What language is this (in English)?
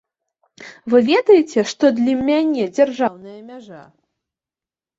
Belarusian